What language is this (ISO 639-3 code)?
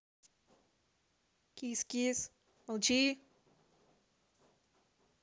rus